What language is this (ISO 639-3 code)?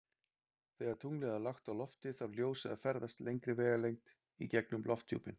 isl